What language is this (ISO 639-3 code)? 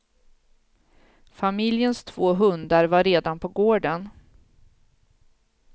swe